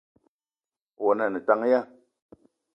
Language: Eton (Cameroon)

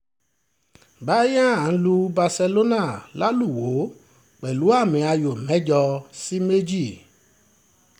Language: Yoruba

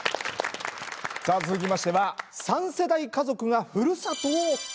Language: Japanese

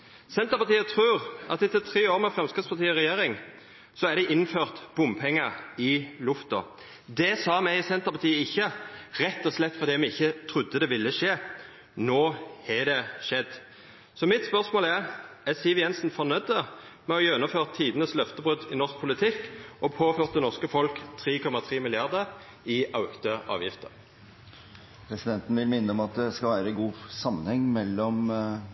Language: Norwegian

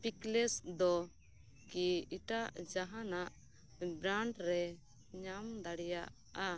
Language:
Santali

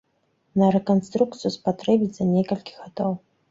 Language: Belarusian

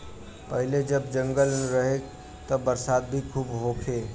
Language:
Bhojpuri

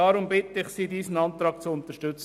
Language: Swiss German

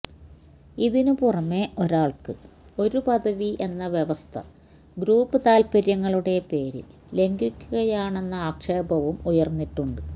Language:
Malayalam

